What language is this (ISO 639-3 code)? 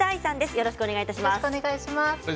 jpn